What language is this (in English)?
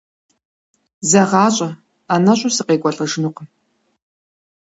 Kabardian